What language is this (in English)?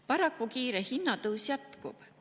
Estonian